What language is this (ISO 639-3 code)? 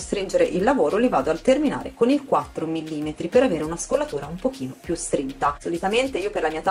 ita